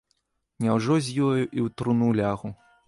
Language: Belarusian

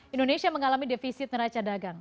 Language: Indonesian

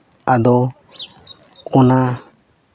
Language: Santali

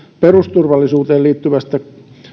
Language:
Finnish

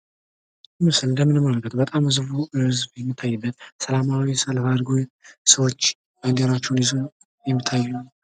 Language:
Amharic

